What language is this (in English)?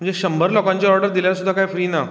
Konkani